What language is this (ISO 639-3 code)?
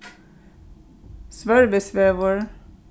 fao